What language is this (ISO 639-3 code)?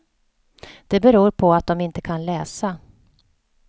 swe